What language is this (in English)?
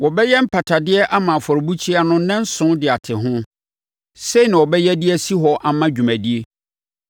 Akan